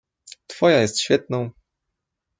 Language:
Polish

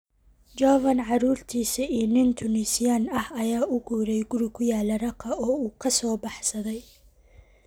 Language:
Somali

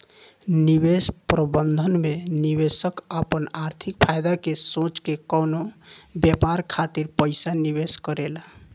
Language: Bhojpuri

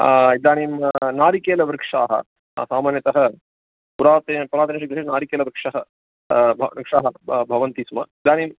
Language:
Sanskrit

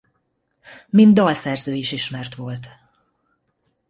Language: Hungarian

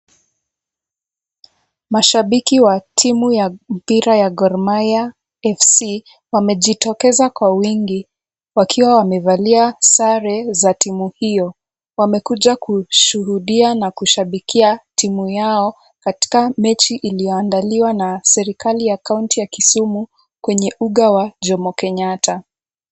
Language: Swahili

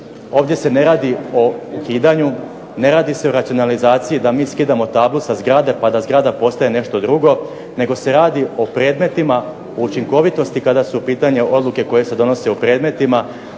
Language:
Croatian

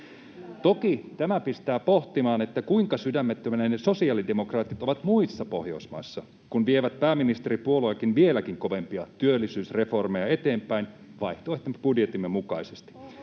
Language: Finnish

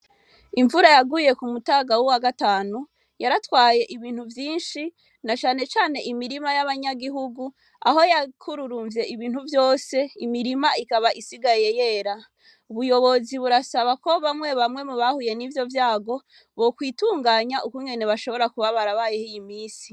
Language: Rundi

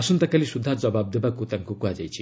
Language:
Odia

